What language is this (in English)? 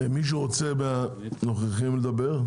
Hebrew